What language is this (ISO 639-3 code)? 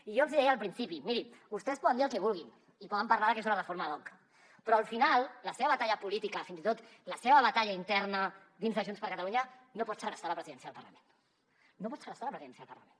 cat